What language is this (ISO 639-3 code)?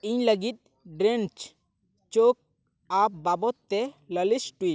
sat